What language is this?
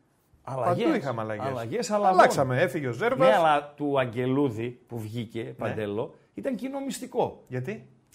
Greek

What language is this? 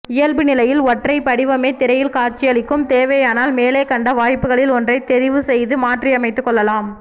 Tamil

